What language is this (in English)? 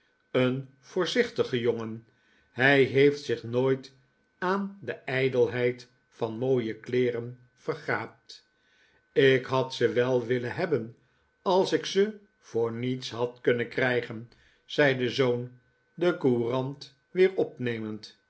Dutch